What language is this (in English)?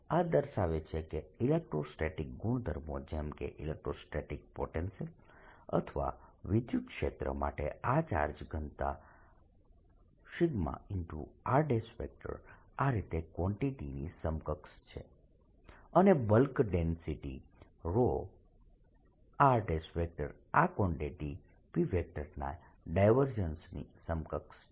Gujarati